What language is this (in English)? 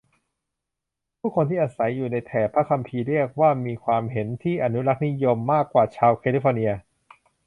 Thai